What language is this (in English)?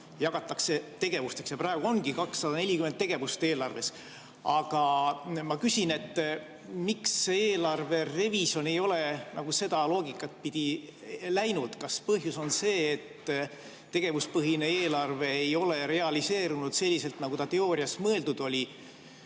Estonian